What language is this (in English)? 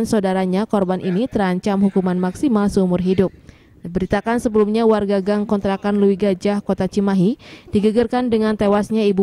Indonesian